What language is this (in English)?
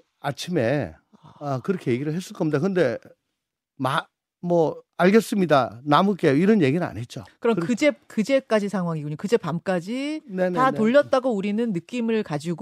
Korean